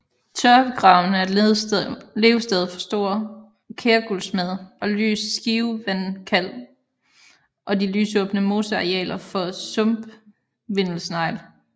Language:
Danish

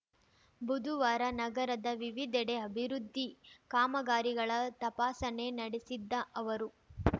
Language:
Kannada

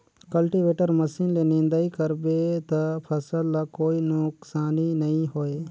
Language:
Chhattisgarhi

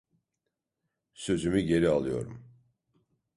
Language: Turkish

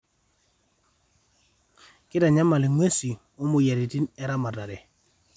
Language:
Masai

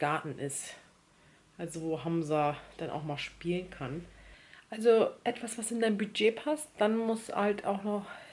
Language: German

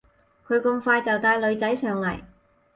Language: Cantonese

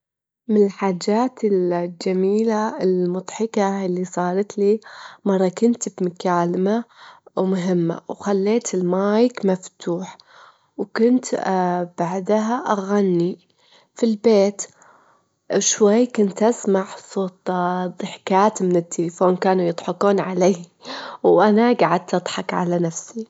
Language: Gulf Arabic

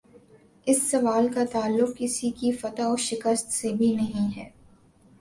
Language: Urdu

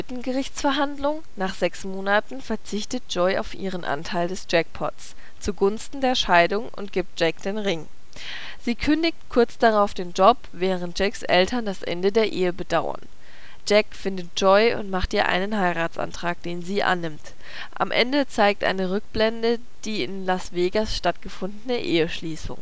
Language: German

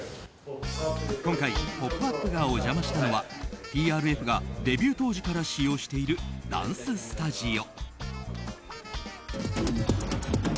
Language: Japanese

